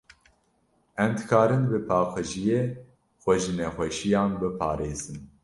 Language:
Kurdish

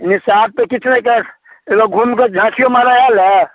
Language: Maithili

